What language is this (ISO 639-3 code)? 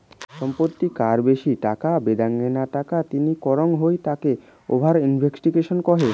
ben